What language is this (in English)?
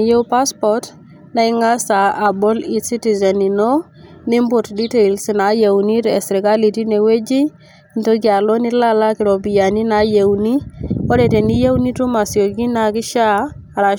Masai